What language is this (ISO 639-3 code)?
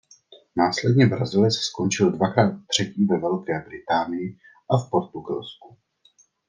ces